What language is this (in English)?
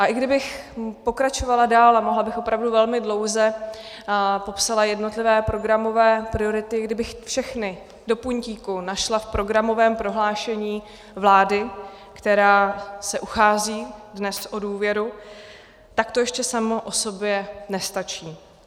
Czech